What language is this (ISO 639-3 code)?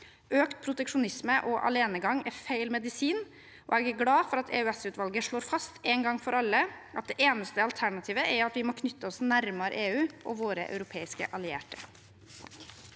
nor